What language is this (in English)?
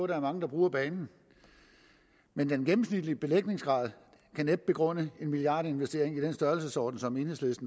Danish